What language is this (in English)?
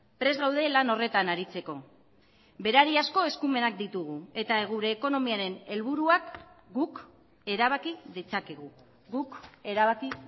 Basque